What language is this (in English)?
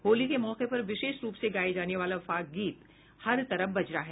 Hindi